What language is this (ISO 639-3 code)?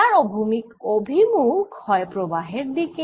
ben